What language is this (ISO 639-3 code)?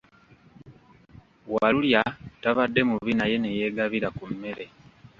lug